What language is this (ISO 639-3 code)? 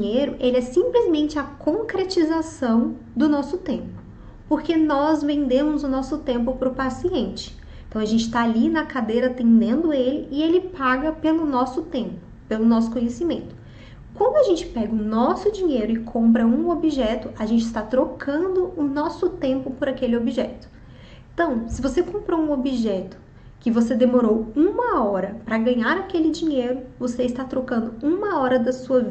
por